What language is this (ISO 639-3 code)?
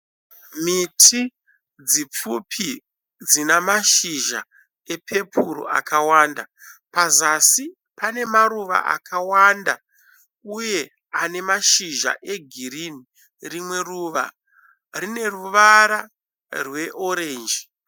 sna